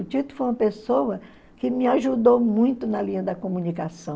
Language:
Portuguese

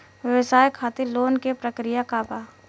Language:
Bhojpuri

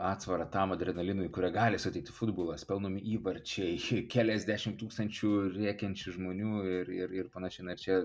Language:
Lithuanian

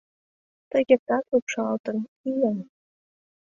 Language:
Mari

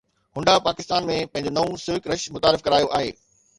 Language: Sindhi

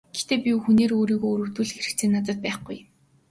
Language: Mongolian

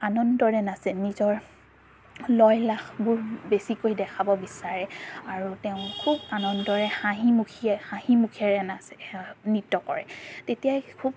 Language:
Assamese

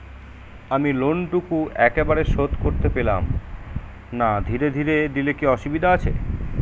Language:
Bangla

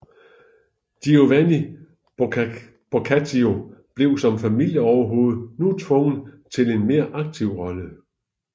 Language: Danish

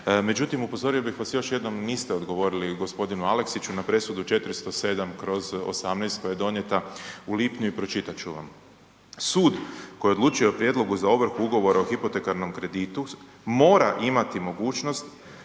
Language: Croatian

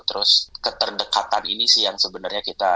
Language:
Indonesian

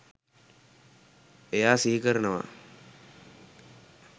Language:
Sinhala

